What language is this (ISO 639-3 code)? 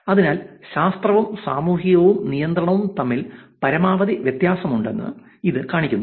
mal